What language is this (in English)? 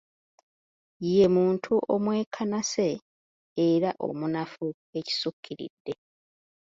Ganda